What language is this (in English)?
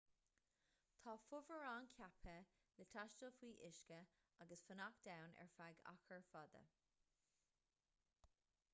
Irish